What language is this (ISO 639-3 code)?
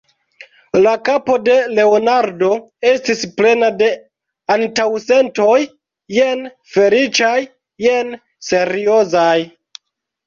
epo